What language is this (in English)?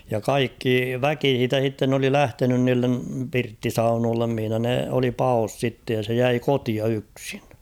Finnish